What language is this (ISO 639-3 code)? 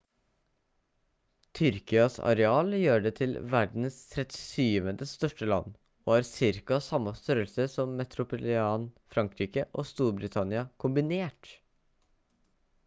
nob